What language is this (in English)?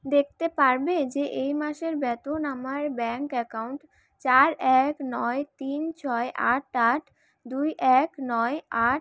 Bangla